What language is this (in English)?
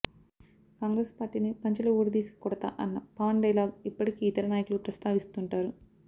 Telugu